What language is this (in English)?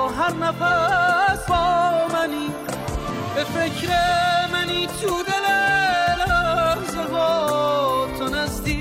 Persian